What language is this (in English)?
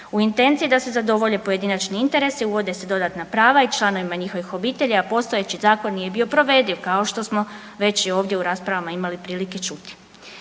Croatian